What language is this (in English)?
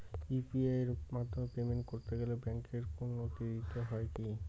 Bangla